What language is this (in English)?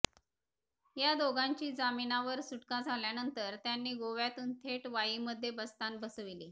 Marathi